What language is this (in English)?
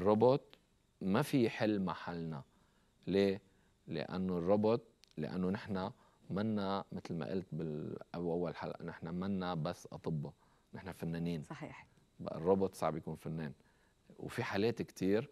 Arabic